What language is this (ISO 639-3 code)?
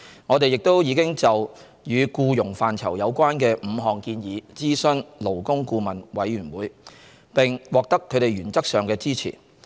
yue